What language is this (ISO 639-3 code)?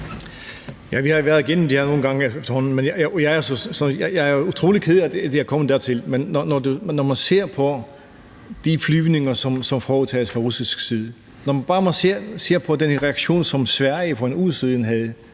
dan